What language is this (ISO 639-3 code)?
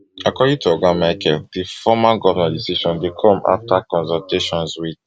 pcm